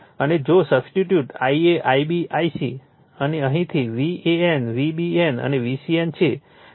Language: Gujarati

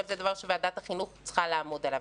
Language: Hebrew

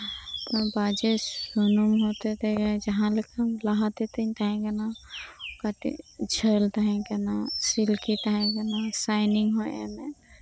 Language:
Santali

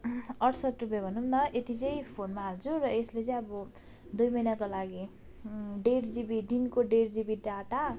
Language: Nepali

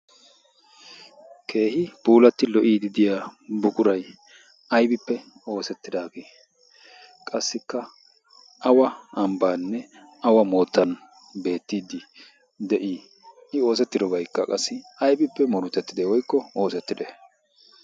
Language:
Wolaytta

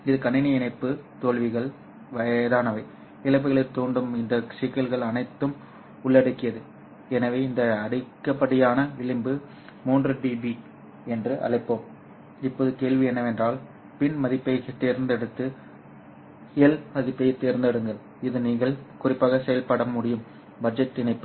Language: Tamil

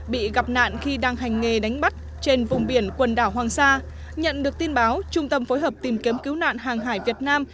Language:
Vietnamese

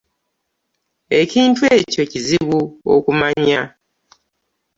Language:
Ganda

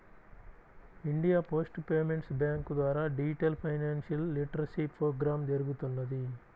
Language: Telugu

